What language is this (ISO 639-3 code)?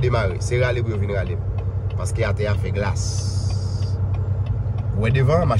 fra